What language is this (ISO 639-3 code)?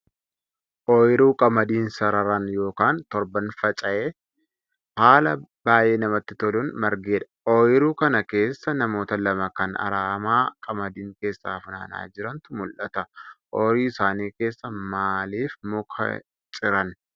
orm